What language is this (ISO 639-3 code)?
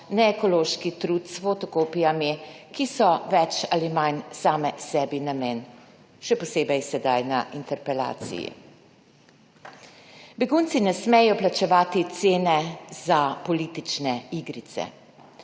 slv